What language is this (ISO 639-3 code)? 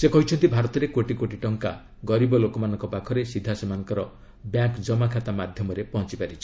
ori